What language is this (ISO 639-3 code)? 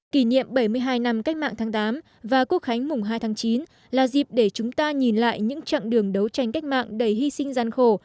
vie